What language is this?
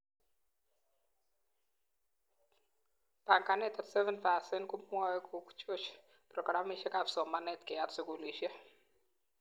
Kalenjin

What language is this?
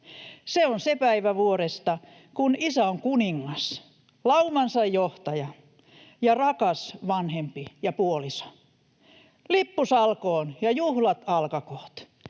Finnish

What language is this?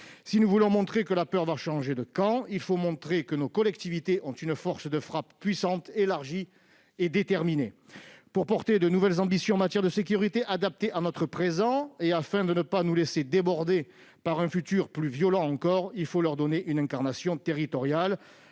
French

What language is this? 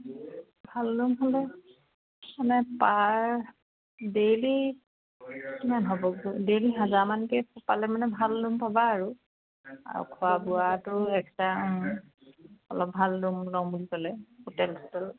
Assamese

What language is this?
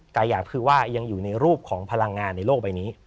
Thai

